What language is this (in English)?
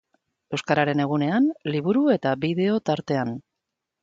Basque